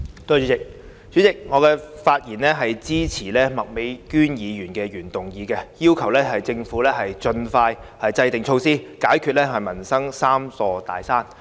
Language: Cantonese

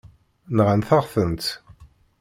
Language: Kabyle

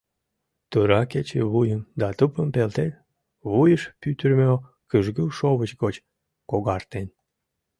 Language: Mari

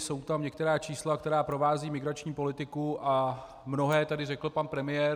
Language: Czech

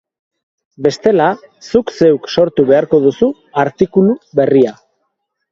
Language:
Basque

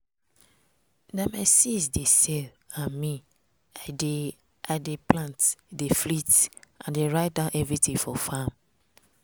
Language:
Nigerian Pidgin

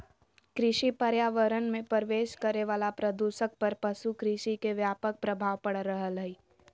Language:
Magahi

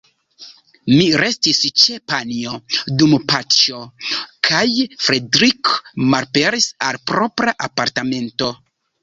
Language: Esperanto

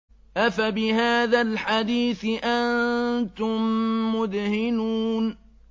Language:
Arabic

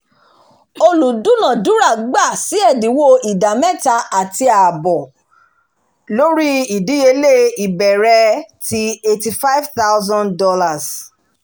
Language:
Yoruba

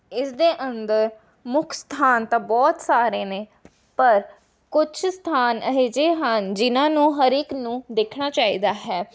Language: Punjabi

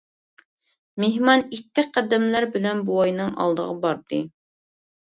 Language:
Uyghur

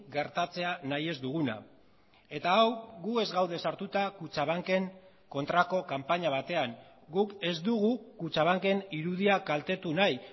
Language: Basque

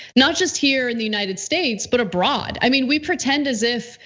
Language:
English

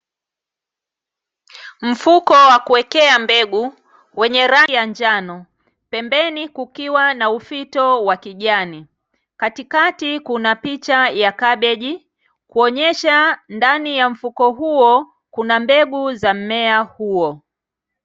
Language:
Swahili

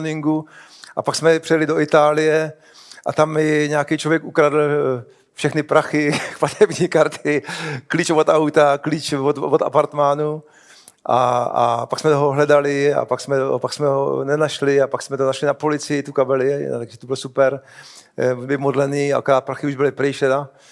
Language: Czech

